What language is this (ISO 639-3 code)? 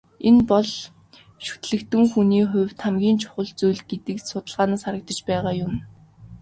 mon